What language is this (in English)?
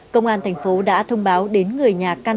Vietnamese